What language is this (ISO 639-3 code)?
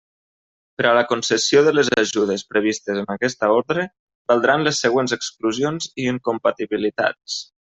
cat